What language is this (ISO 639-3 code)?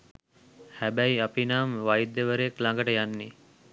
sin